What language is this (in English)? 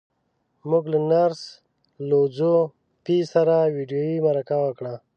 Pashto